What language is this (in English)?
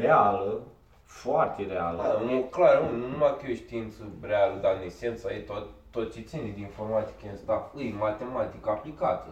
Romanian